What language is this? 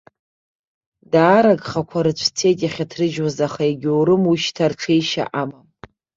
Abkhazian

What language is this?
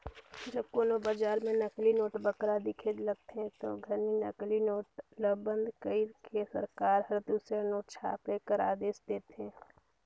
Chhattisgarhi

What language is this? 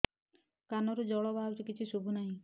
Odia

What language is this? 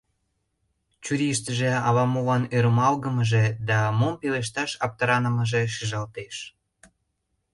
Mari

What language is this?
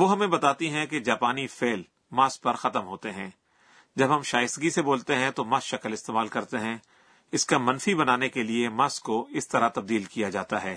Urdu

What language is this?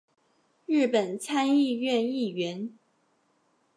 Chinese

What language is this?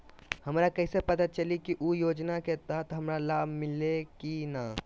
Magahi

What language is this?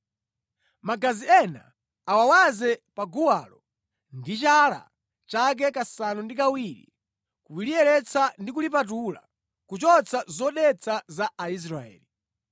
Nyanja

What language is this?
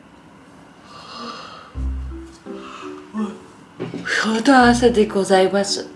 Japanese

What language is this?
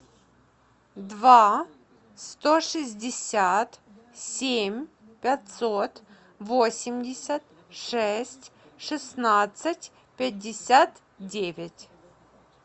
Russian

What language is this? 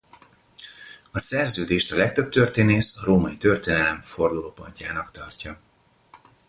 Hungarian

